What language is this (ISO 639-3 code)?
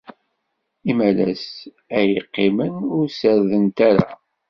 kab